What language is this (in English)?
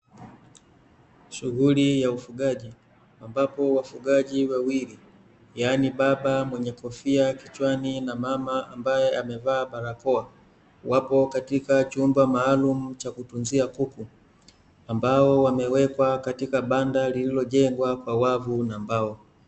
Swahili